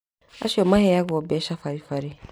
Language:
Kikuyu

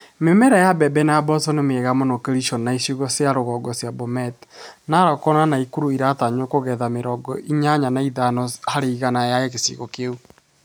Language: Kikuyu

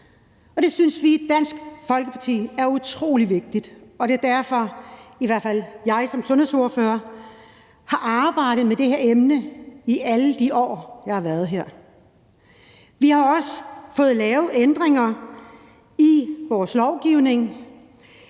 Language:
Danish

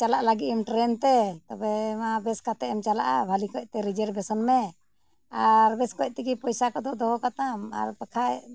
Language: Santali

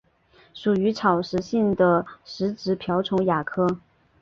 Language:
Chinese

